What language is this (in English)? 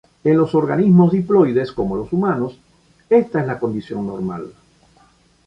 Spanish